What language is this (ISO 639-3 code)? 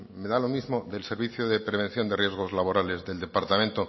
spa